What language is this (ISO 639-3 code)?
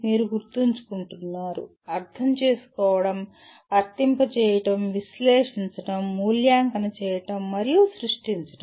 tel